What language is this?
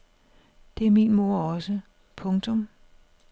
Danish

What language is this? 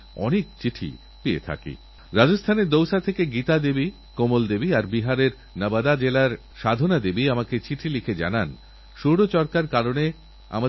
Bangla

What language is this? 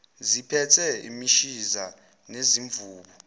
Zulu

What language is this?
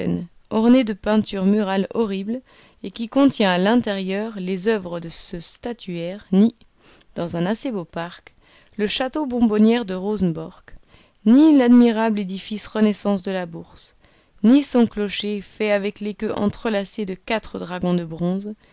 French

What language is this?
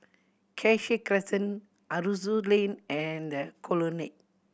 English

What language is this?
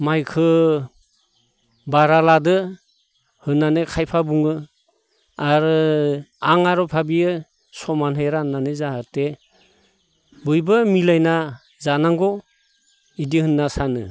Bodo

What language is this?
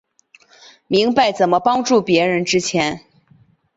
Chinese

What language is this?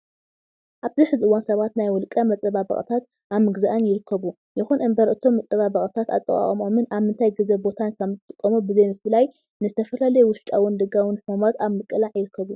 Tigrinya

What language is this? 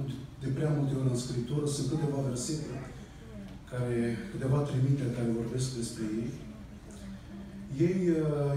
Romanian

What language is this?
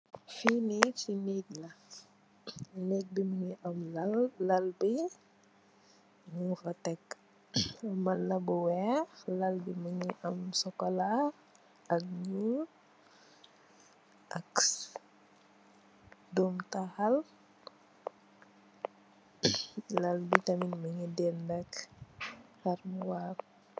Wolof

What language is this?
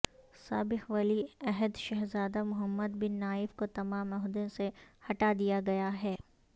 Urdu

